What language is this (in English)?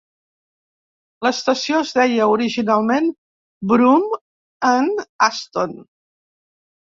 Catalan